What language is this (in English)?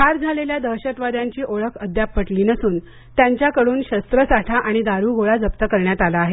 Marathi